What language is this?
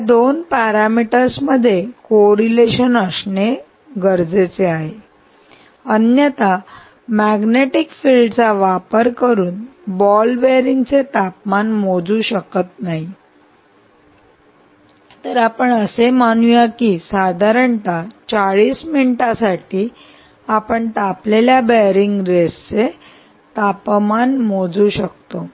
Marathi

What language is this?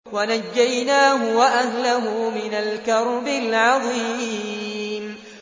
Arabic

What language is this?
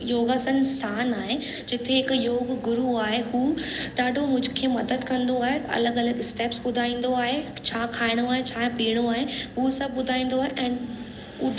Sindhi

